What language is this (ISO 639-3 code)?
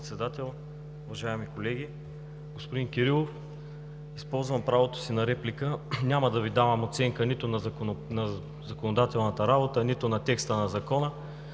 bul